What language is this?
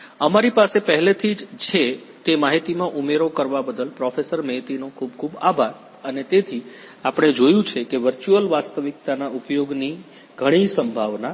Gujarati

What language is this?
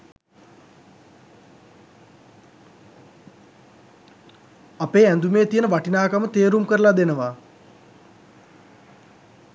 Sinhala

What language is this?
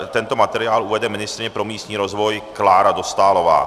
Czech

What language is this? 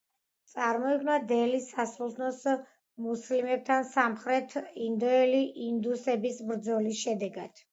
Georgian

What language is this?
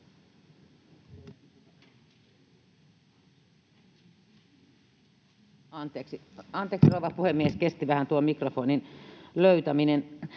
Finnish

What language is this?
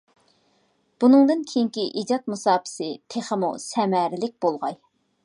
Uyghur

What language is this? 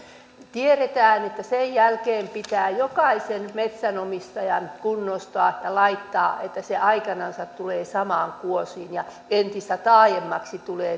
Finnish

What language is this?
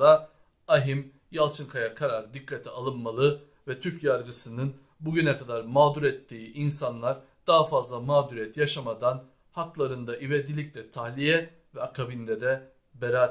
Turkish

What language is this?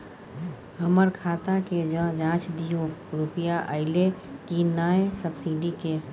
Maithili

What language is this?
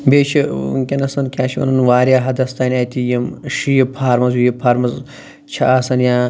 Kashmiri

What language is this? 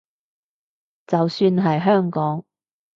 Cantonese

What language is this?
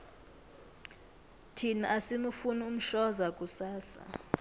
South Ndebele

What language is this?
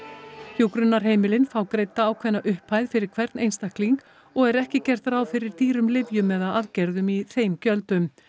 Icelandic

